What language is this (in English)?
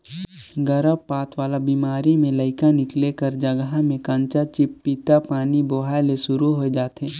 Chhattisgarhi